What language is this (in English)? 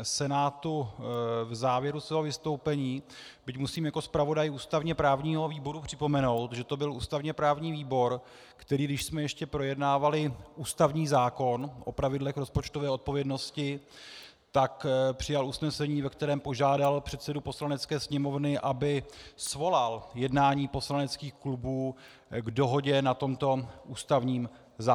Czech